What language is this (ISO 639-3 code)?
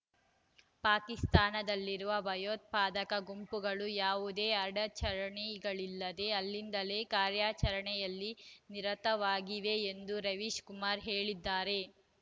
kan